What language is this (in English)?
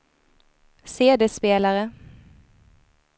Swedish